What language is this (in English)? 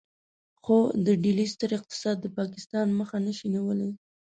Pashto